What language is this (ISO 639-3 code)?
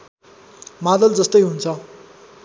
nep